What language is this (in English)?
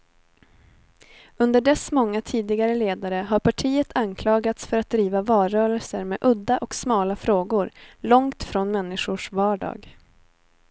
Swedish